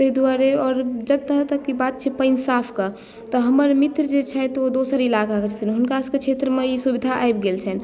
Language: Maithili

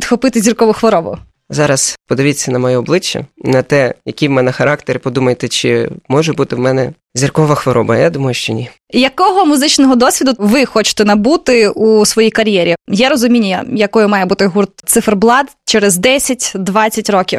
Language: Ukrainian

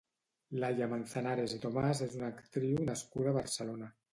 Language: Catalan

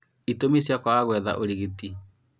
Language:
Kikuyu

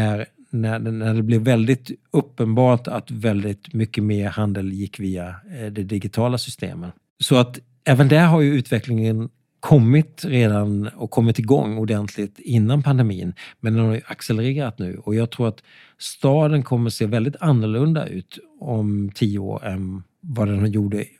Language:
Swedish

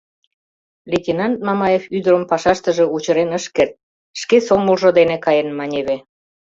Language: Mari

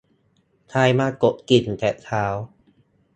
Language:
Thai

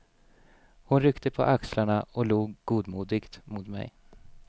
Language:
Swedish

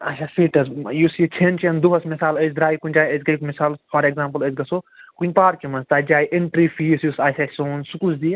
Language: Kashmiri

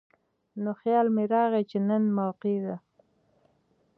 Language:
Pashto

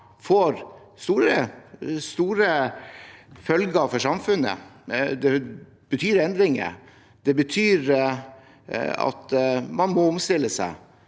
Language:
Norwegian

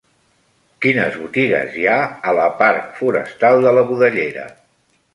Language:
Catalan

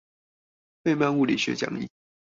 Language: Chinese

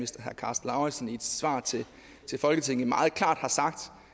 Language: Danish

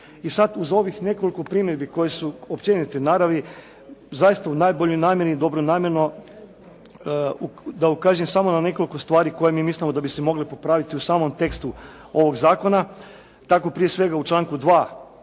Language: Croatian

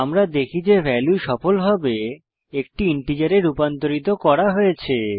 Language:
Bangla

